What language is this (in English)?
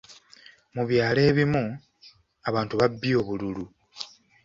Ganda